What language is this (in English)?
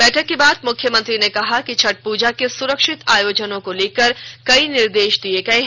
Hindi